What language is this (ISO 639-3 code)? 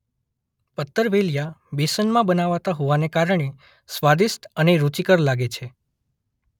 guj